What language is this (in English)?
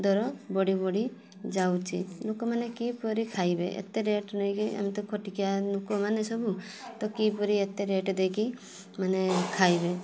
Odia